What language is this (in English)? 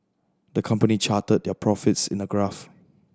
English